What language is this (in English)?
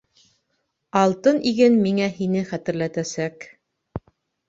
Bashkir